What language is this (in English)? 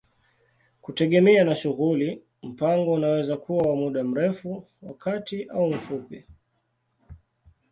Swahili